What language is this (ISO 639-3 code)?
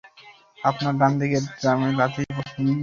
ben